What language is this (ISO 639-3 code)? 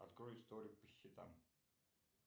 rus